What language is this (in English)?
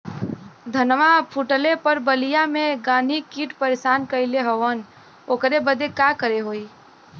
Bhojpuri